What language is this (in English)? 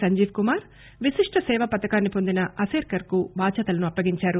Telugu